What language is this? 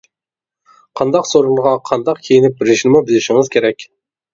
Uyghur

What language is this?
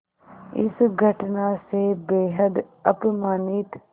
Hindi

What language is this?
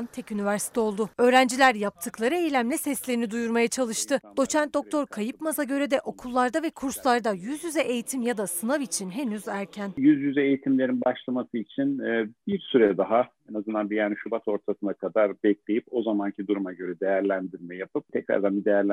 Turkish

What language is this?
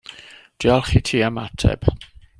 Welsh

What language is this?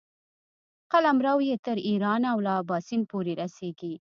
Pashto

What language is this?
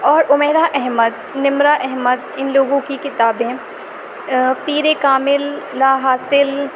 Urdu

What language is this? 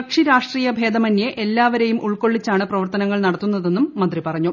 Malayalam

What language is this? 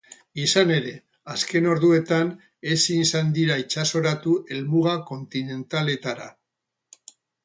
Basque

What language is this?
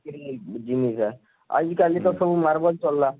Odia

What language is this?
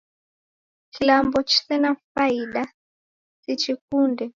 Taita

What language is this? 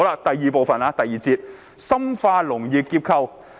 Cantonese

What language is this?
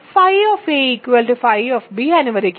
Malayalam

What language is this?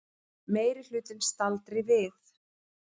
Icelandic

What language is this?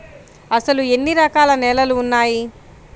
Telugu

